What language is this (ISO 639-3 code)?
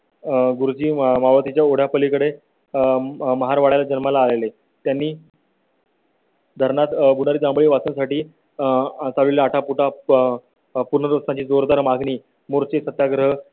mar